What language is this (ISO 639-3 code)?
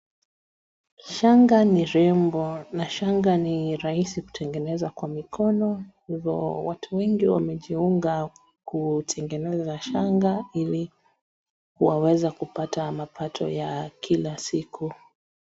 swa